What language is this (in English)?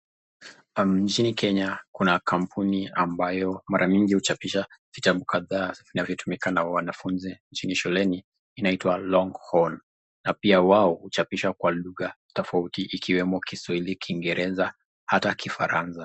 Swahili